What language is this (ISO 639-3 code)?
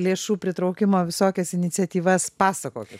lit